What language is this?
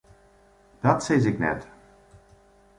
Western Frisian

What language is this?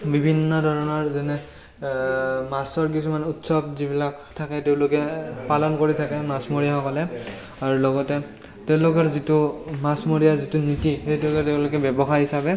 Assamese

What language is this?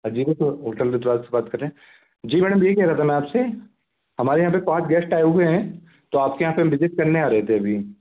Hindi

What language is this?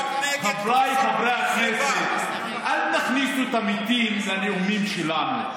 Hebrew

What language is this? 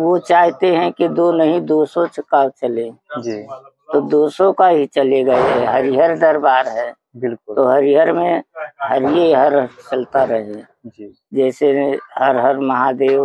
Hindi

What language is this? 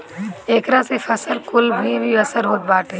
Bhojpuri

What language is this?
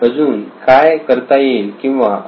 Marathi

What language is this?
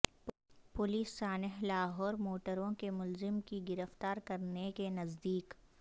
Urdu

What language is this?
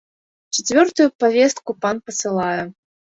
Belarusian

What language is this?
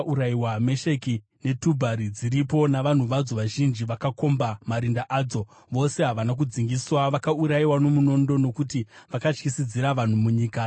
Shona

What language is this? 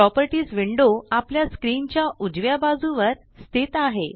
Marathi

